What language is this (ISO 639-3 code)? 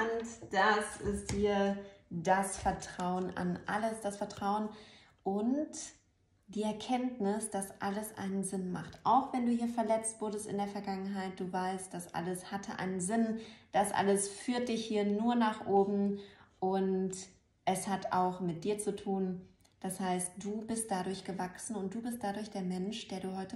deu